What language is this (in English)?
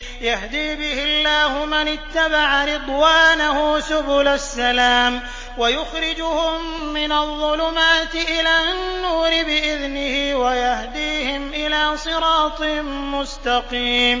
Arabic